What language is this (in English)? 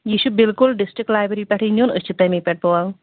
Kashmiri